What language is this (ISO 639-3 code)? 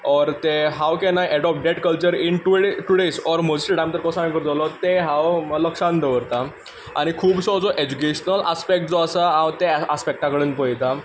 kok